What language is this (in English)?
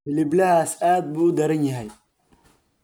Somali